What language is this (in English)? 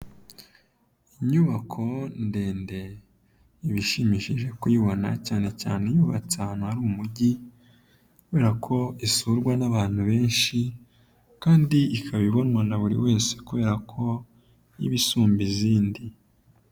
Kinyarwanda